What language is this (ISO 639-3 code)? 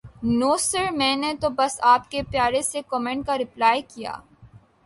urd